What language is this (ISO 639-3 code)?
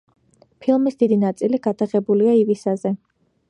kat